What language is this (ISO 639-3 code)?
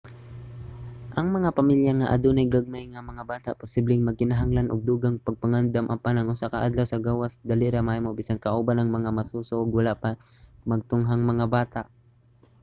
ceb